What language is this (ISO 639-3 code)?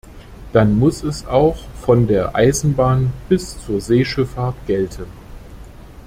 deu